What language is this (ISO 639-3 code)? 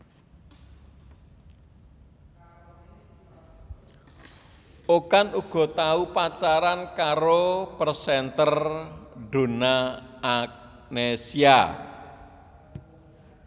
jav